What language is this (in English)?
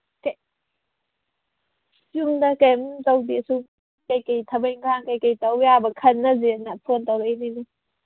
Manipuri